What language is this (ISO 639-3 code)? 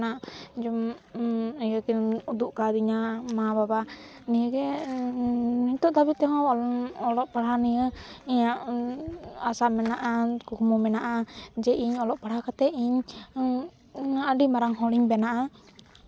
sat